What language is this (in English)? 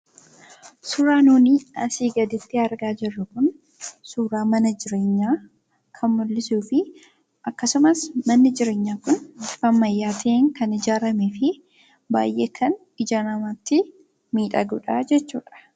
Oromo